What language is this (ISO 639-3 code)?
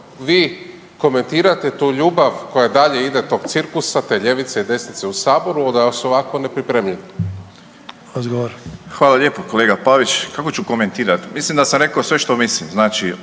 hrv